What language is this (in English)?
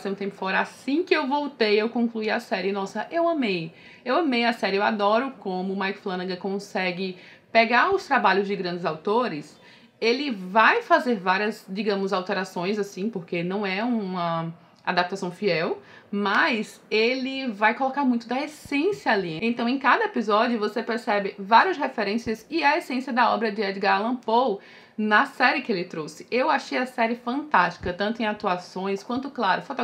Portuguese